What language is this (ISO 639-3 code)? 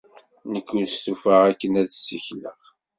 kab